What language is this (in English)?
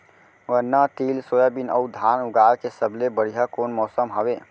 Chhattisgarhi